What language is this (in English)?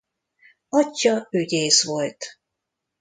Hungarian